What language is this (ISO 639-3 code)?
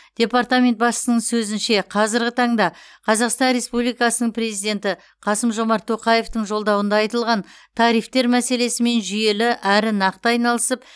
kaz